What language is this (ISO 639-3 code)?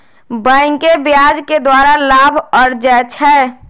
mag